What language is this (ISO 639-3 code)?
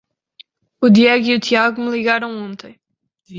por